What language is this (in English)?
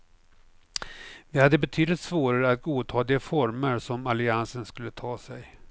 Swedish